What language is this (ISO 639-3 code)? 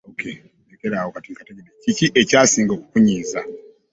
lug